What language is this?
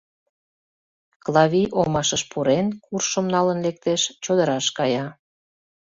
Mari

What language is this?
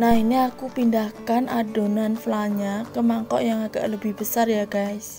Indonesian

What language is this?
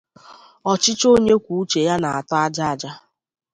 Igbo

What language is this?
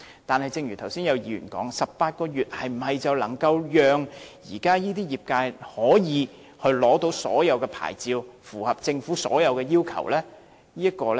Cantonese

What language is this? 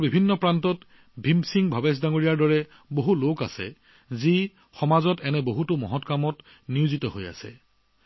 Assamese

